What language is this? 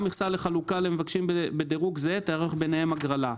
Hebrew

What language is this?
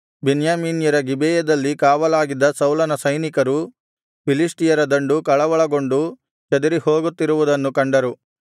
Kannada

